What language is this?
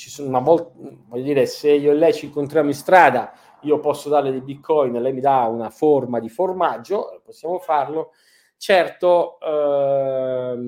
Italian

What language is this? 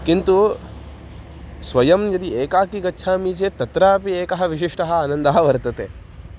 Sanskrit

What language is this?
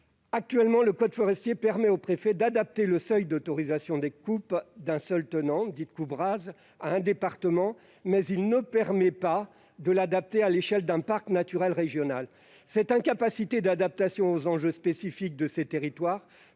French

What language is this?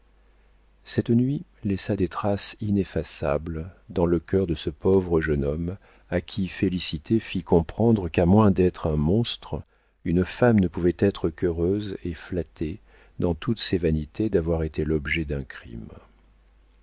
French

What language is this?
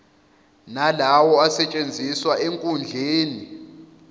Zulu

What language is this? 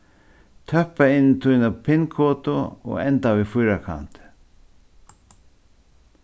Faroese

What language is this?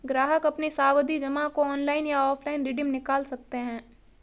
Hindi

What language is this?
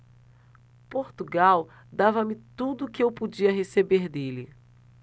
Portuguese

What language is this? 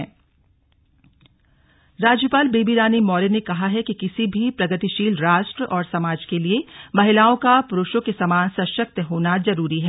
Hindi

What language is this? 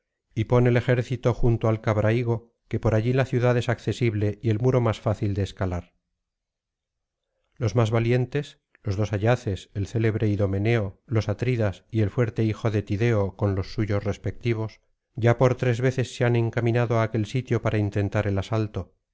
Spanish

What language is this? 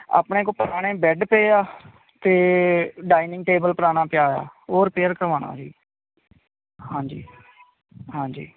Punjabi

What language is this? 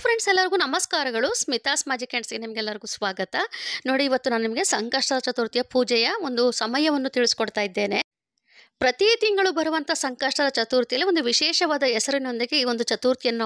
Arabic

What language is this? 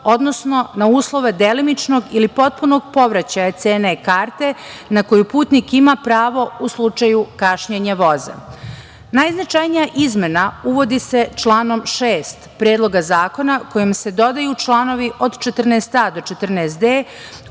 Serbian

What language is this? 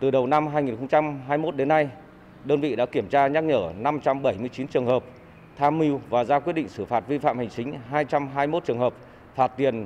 Vietnamese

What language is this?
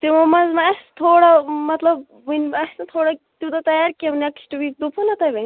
Kashmiri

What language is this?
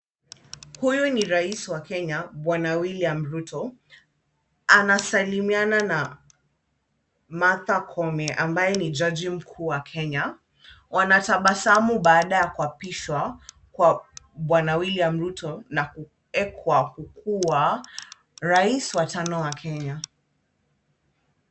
Swahili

